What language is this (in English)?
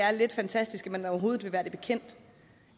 Danish